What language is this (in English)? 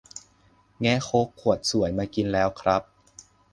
Thai